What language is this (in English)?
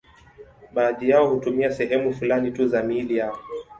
Swahili